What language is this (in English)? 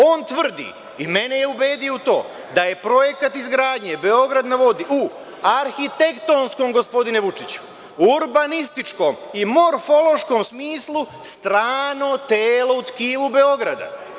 Serbian